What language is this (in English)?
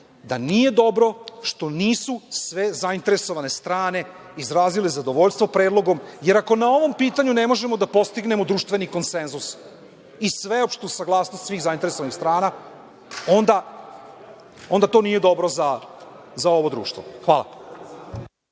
Serbian